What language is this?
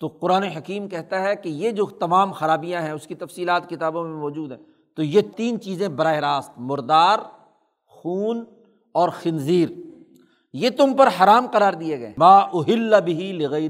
Urdu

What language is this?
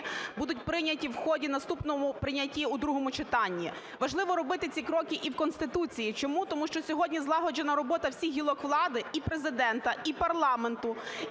Ukrainian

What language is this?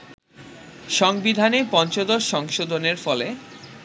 Bangla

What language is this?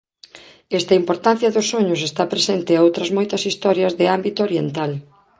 Galician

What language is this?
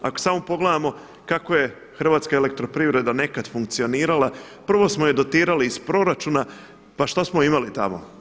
Croatian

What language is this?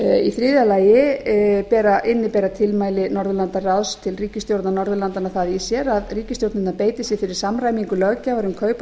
Icelandic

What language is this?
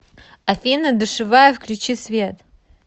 Russian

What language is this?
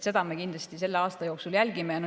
Estonian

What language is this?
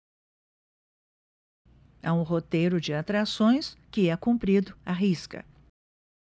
Portuguese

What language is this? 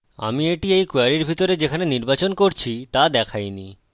Bangla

